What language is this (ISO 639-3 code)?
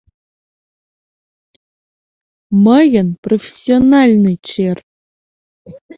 chm